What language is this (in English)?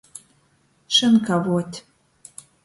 Latgalian